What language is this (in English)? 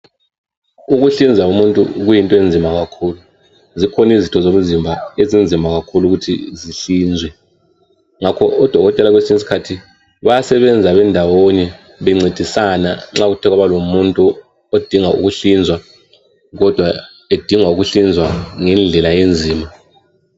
North Ndebele